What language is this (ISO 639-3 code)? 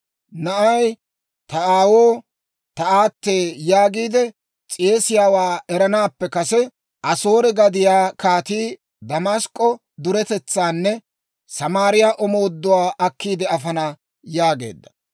dwr